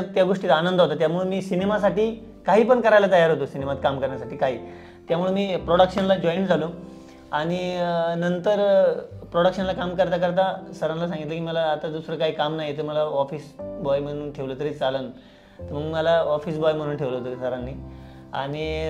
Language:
Marathi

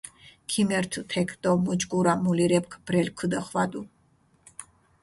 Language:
Mingrelian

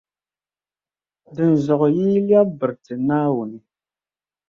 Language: Dagbani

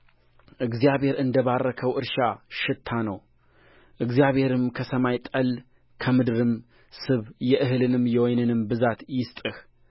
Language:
Amharic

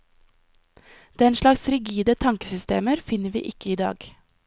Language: Norwegian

